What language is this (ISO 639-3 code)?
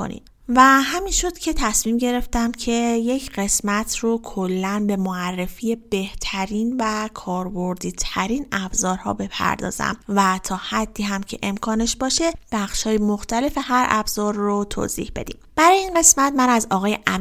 fas